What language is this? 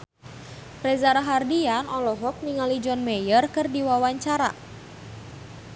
Sundanese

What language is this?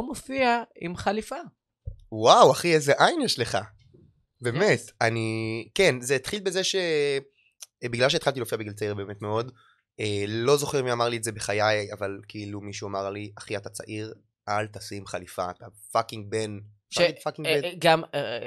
Hebrew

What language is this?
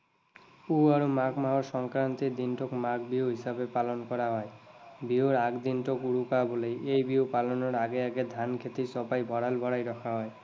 Assamese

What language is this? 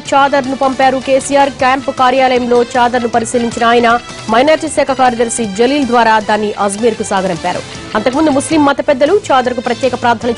Romanian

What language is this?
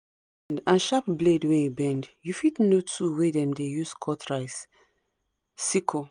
Nigerian Pidgin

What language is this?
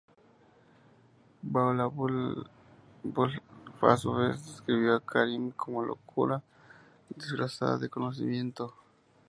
Spanish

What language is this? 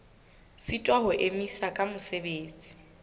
Southern Sotho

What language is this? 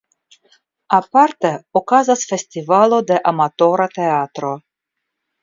Esperanto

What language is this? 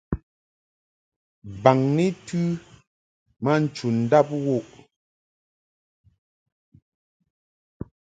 Mungaka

